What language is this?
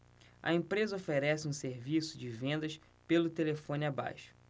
Portuguese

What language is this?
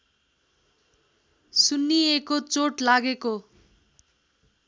Nepali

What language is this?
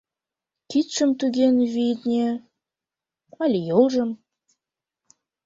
Mari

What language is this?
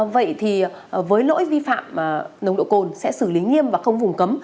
Vietnamese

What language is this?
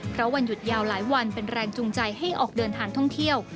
Thai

